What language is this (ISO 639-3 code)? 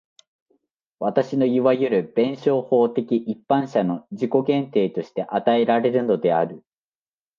jpn